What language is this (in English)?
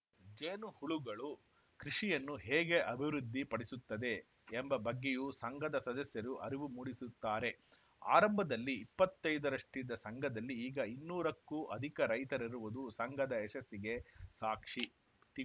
Kannada